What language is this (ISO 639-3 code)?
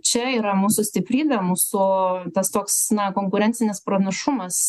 lit